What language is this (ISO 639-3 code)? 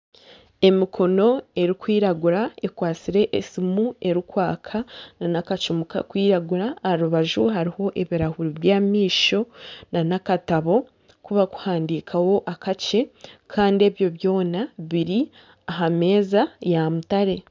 nyn